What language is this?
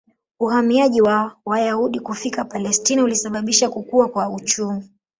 Swahili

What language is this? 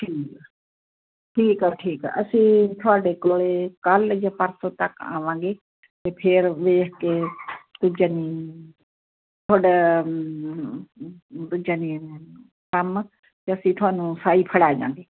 Punjabi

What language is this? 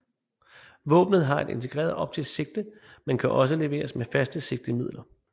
Danish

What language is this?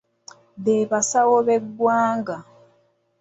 Ganda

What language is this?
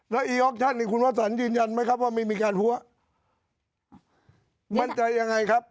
Thai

